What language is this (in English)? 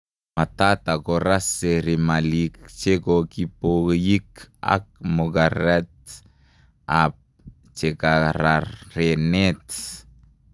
Kalenjin